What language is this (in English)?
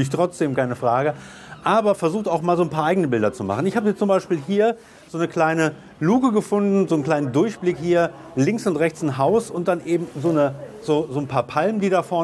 German